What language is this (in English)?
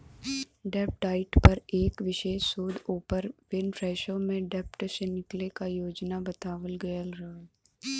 Bhojpuri